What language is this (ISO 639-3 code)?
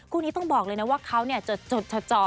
tha